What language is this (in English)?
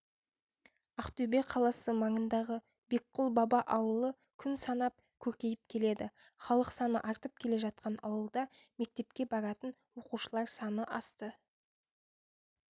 Kazakh